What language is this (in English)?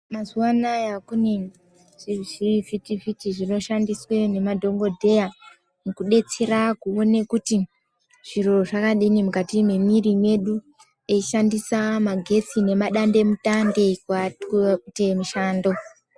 Ndau